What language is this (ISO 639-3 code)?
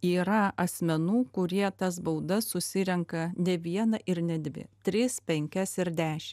lit